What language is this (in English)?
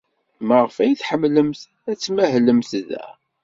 Kabyle